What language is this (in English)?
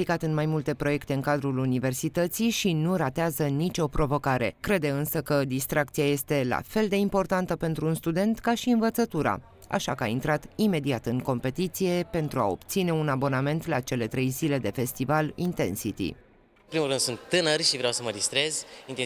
Romanian